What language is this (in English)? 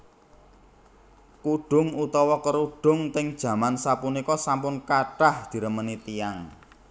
Javanese